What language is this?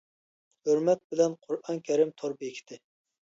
Uyghur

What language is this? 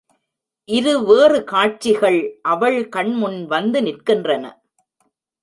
Tamil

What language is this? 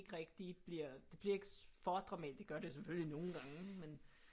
Danish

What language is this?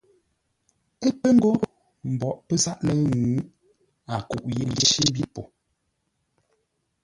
Ngombale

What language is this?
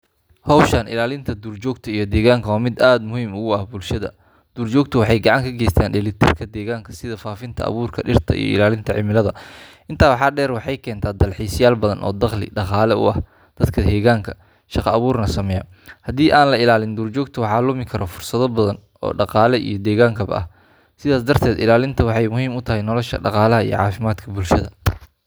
Somali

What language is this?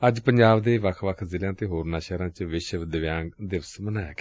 Punjabi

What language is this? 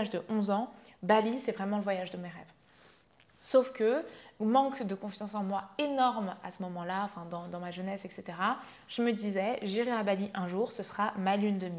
French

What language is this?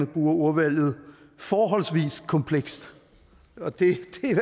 Danish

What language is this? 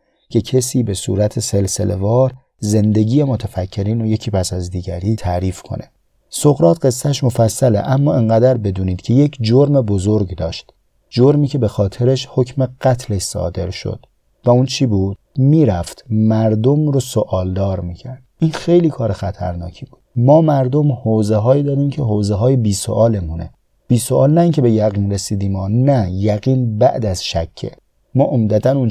Persian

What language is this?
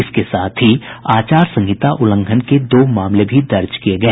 Hindi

